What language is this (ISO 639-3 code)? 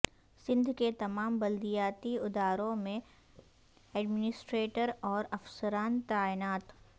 urd